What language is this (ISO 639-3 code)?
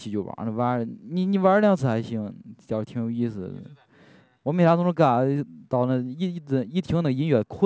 zho